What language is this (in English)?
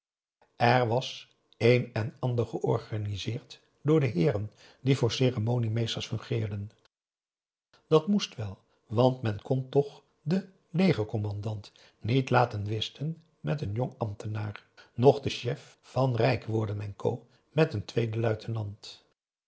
Dutch